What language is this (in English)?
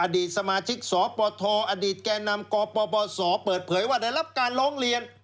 Thai